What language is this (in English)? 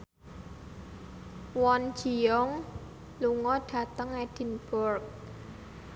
Javanese